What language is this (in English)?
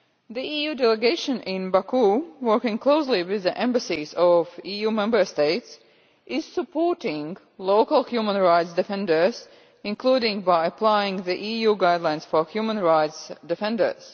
English